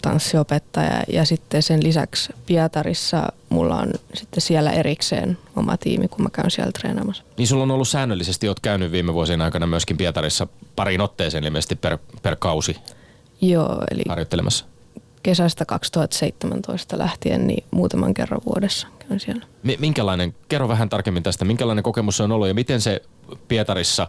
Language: Finnish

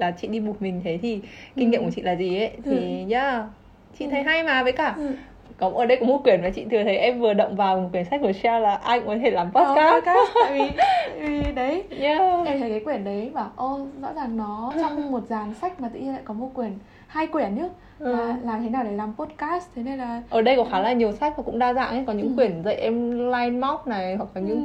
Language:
Vietnamese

